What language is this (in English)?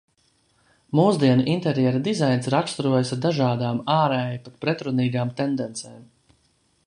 Latvian